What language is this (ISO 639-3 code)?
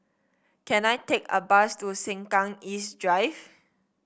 eng